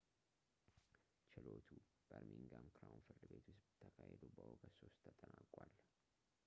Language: Amharic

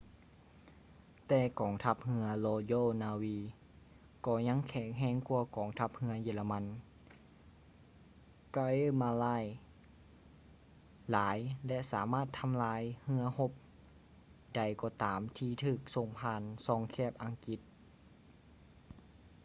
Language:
Lao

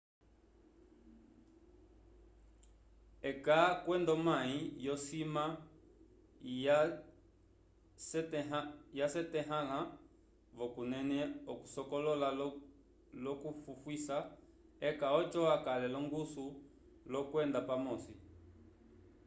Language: Umbundu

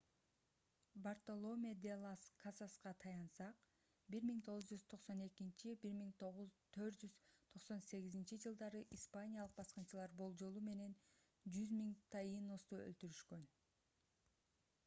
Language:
Kyrgyz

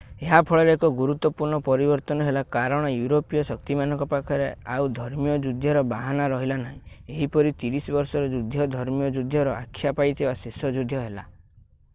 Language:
Odia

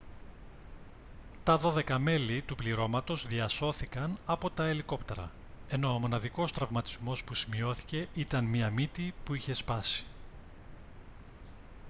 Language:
Greek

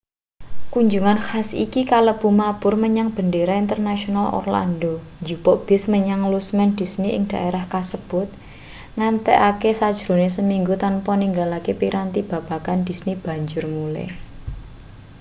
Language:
Javanese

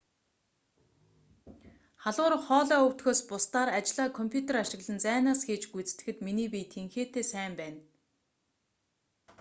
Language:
Mongolian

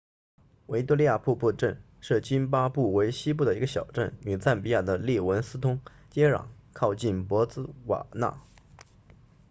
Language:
Chinese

